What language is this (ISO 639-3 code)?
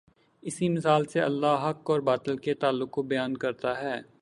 urd